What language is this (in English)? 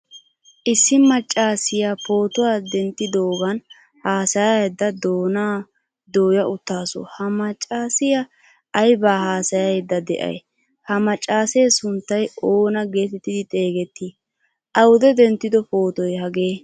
Wolaytta